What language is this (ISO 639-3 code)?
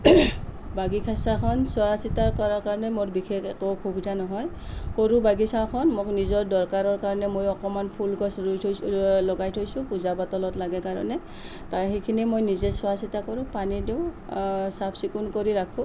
asm